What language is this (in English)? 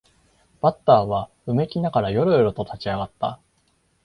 Japanese